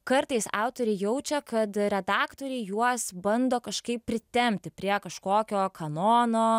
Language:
Lithuanian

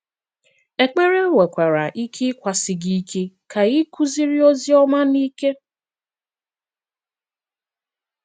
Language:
Igbo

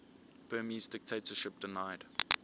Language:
English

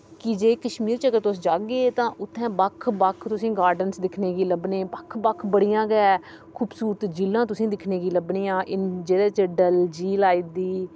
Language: Dogri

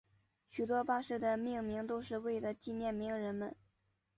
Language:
Chinese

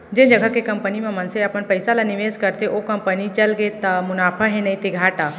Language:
Chhattisgarhi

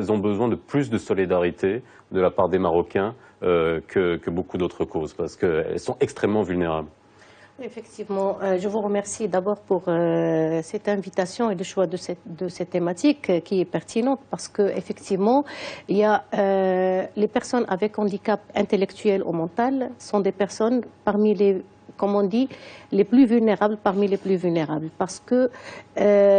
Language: French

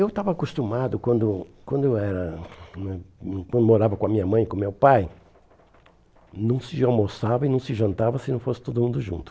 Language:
Portuguese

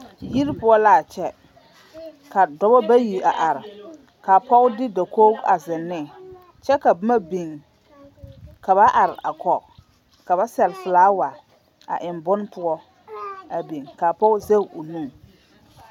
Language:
Southern Dagaare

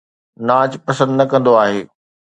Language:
Sindhi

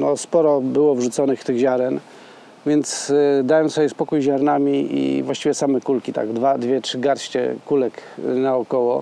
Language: Polish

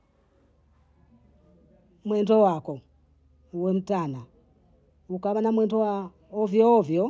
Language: Bondei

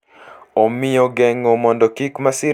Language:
Luo (Kenya and Tanzania)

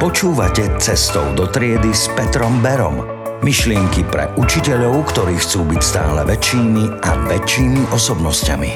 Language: Slovak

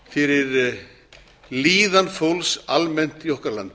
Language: Icelandic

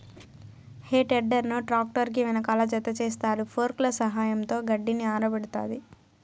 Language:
Telugu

